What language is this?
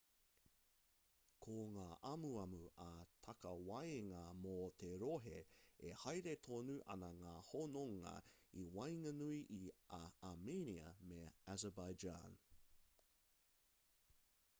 Māori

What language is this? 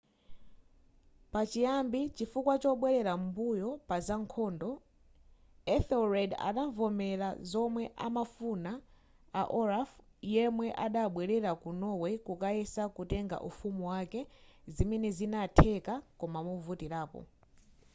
Nyanja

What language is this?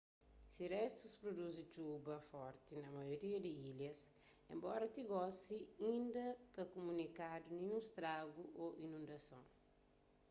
Kabuverdianu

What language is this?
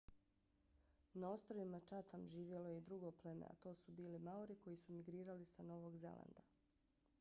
Bosnian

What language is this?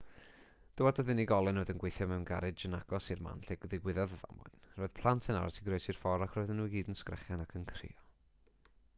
Welsh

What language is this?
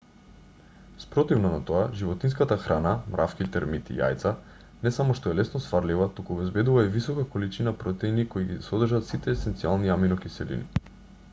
Macedonian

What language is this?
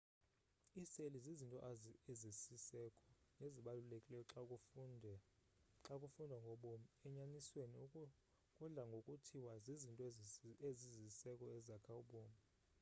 Xhosa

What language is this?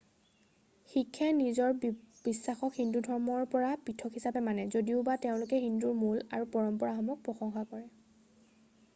Assamese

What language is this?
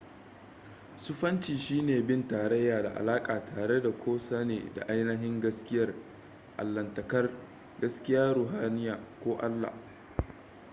Hausa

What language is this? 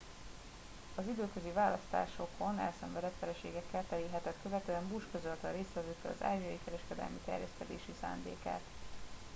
Hungarian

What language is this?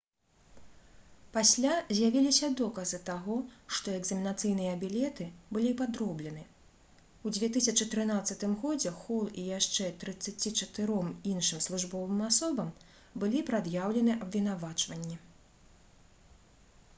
Belarusian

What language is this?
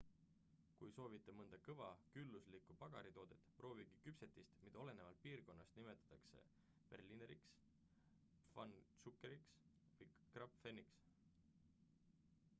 Estonian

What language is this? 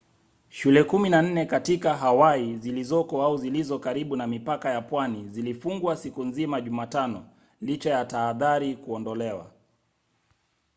Swahili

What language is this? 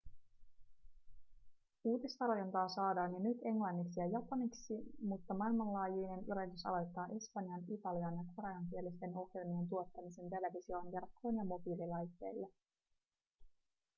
Finnish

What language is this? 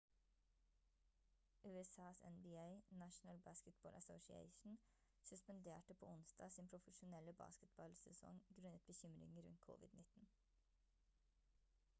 Norwegian Bokmål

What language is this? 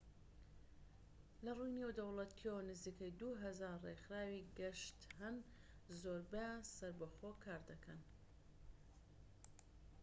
Central Kurdish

